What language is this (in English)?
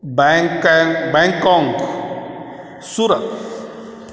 Marathi